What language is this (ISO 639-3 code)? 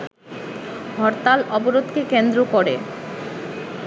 ben